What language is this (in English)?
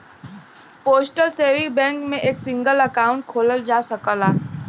Bhojpuri